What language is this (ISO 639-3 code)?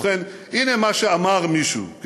heb